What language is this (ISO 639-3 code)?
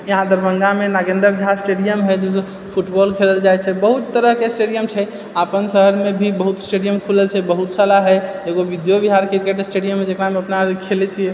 mai